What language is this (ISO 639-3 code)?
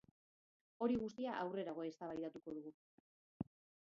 eus